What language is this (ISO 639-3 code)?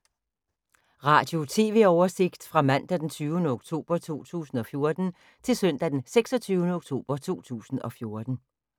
dan